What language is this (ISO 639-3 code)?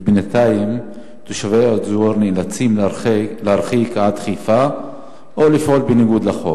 heb